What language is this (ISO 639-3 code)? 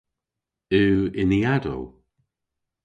cor